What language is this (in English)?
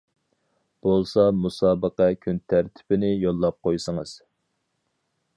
Uyghur